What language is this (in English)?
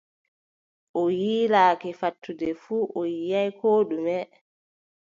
Adamawa Fulfulde